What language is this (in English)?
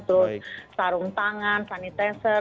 Indonesian